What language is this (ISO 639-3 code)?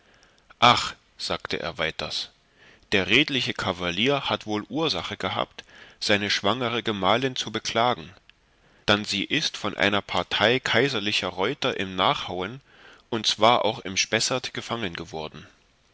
deu